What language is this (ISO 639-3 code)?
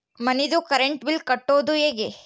kan